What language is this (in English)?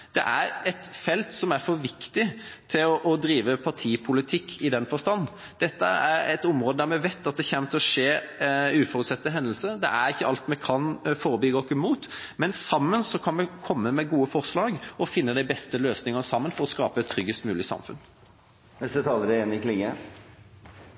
Norwegian Bokmål